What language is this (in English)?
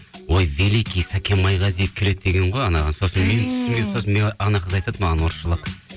Kazakh